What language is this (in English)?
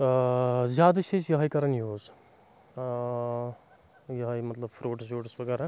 Kashmiri